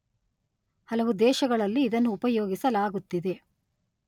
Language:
Kannada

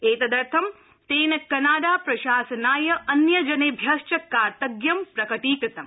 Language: Sanskrit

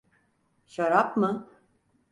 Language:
Turkish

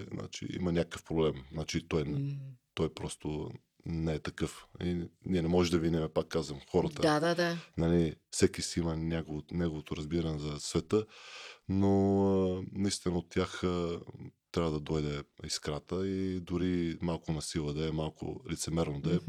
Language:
Bulgarian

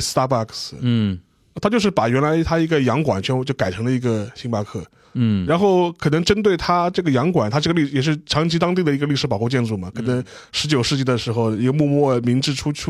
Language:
Chinese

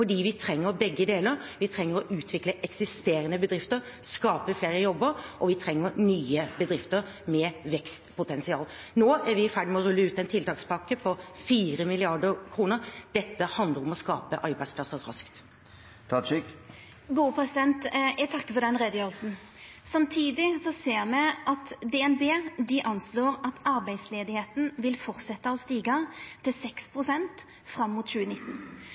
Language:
Norwegian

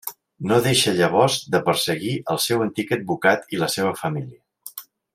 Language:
Catalan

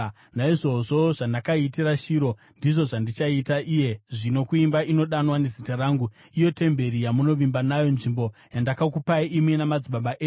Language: Shona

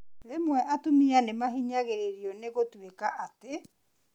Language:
Kikuyu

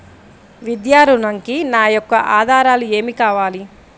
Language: Telugu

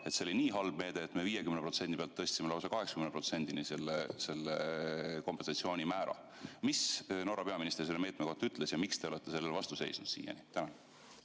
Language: Estonian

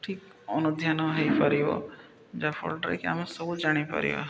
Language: Odia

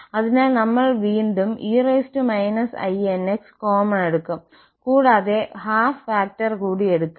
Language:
Malayalam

